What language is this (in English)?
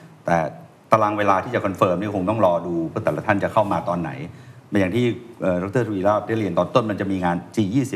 Thai